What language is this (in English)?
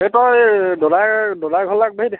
Assamese